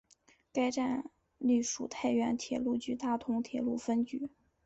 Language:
Chinese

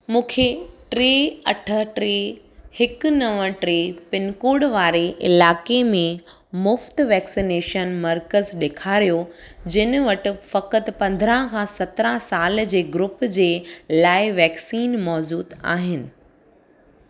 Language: Sindhi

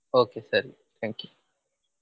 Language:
Kannada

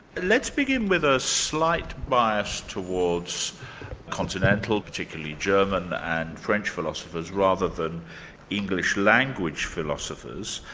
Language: English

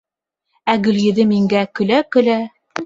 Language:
Bashkir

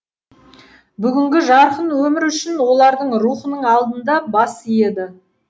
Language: Kazakh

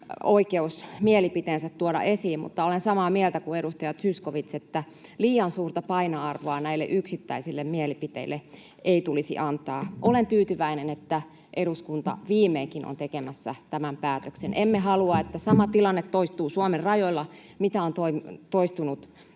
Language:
Finnish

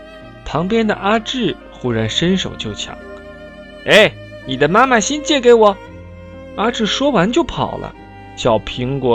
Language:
Chinese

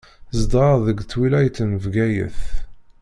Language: Kabyle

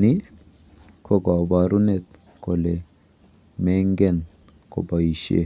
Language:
Kalenjin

